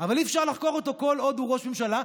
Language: Hebrew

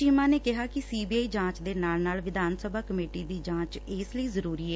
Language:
Punjabi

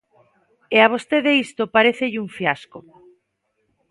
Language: Galician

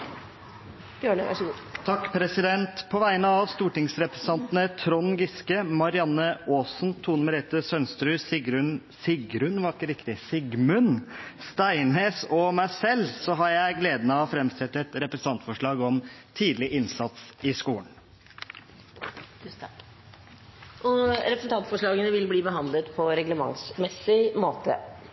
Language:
Norwegian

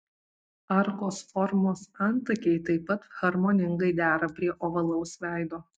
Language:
Lithuanian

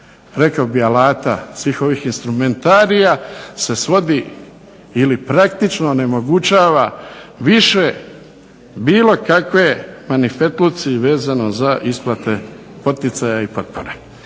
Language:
Croatian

